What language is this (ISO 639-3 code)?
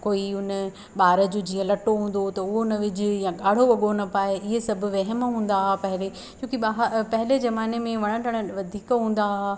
snd